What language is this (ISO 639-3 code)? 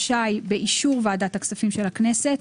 heb